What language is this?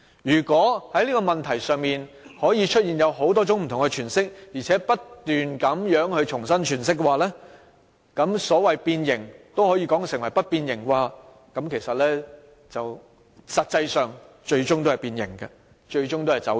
Cantonese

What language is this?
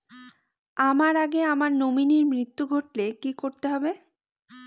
Bangla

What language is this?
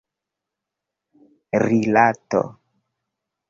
Esperanto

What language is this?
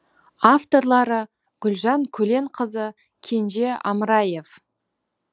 Kazakh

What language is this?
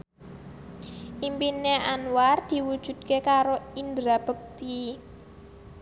Javanese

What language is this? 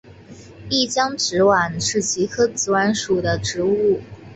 Chinese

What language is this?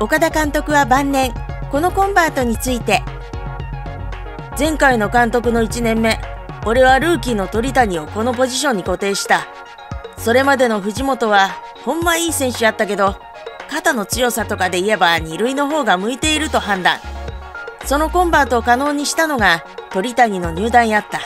Japanese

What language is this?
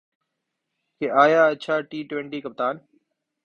Urdu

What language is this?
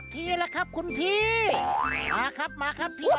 Thai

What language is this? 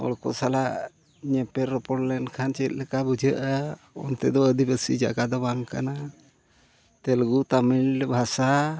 Santali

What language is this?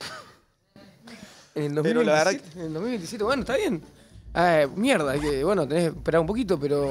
Spanish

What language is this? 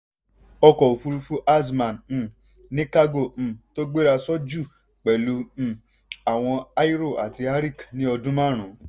Yoruba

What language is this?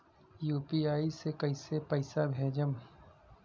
Bhojpuri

